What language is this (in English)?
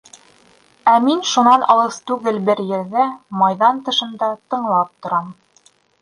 Bashkir